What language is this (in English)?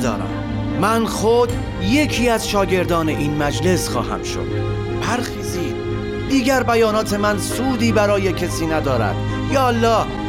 Persian